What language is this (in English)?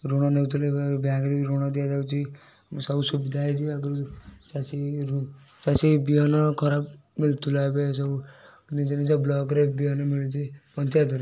Odia